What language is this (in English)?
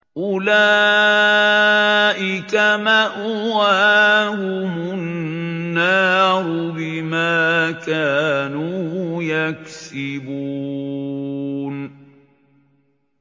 Arabic